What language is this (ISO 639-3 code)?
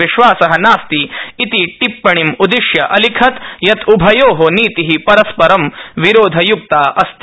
san